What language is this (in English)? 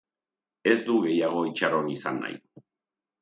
Basque